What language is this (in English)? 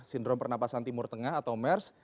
Indonesian